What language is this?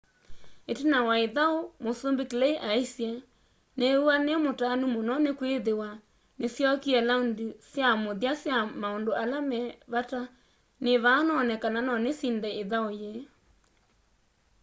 Kamba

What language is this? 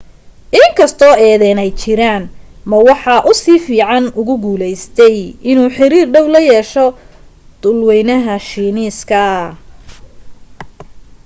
Somali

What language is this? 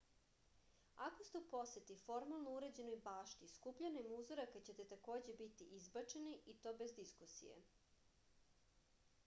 Serbian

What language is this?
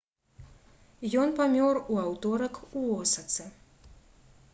Belarusian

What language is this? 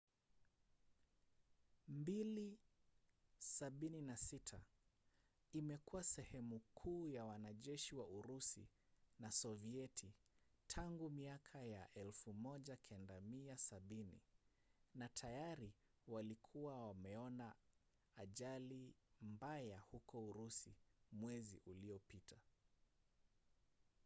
Swahili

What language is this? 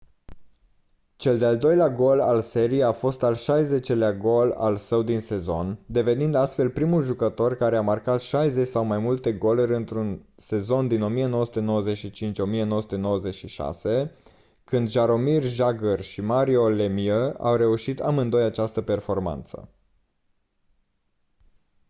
Romanian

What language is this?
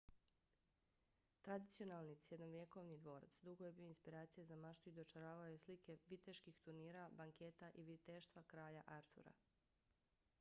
Bosnian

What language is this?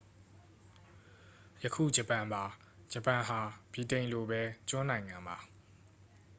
Burmese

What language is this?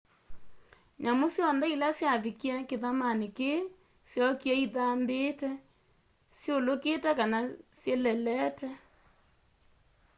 Kamba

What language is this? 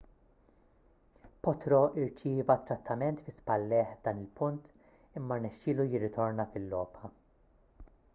Maltese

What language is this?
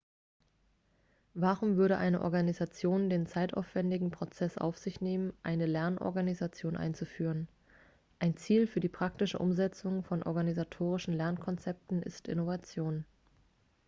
German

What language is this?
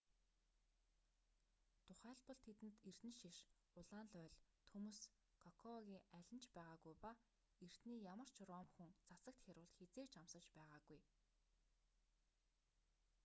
Mongolian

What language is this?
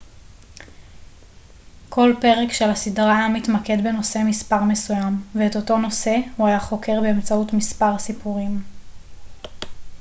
Hebrew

